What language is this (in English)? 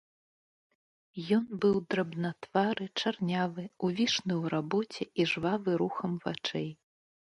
Belarusian